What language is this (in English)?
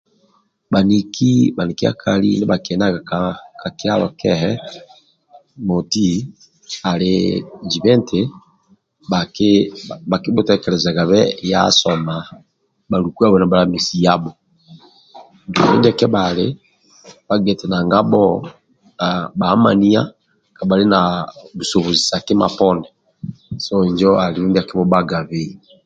Amba (Uganda)